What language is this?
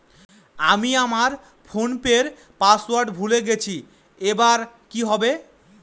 Bangla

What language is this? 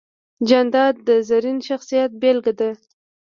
Pashto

